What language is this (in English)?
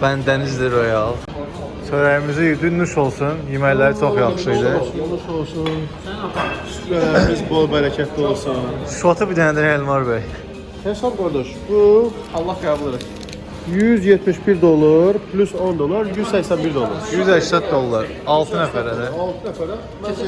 Turkish